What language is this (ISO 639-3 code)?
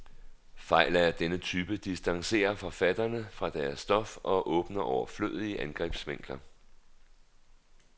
dan